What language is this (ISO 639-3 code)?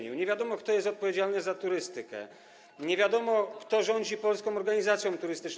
pol